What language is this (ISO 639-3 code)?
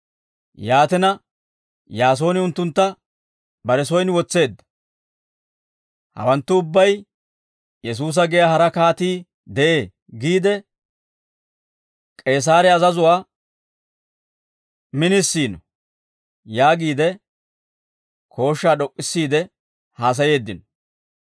dwr